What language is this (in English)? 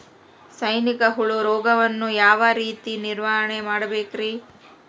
Kannada